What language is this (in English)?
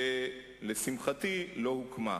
Hebrew